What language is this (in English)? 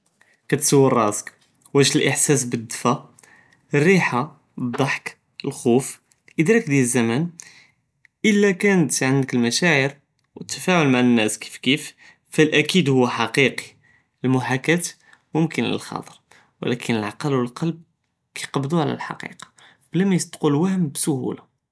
Judeo-Arabic